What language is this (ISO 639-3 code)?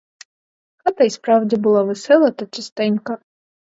ukr